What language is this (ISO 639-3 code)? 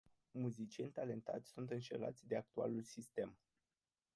ron